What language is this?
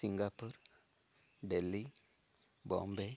Sanskrit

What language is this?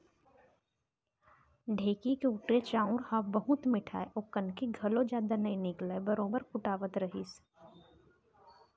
Chhattisgarhi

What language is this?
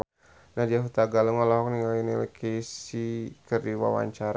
Sundanese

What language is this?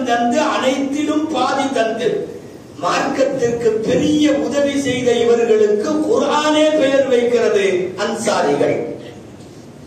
Arabic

